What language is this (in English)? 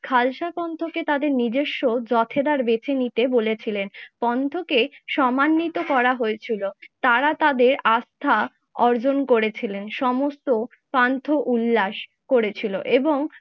Bangla